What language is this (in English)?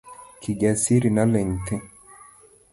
Luo (Kenya and Tanzania)